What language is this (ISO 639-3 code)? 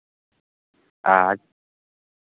sat